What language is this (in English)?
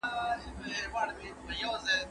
Pashto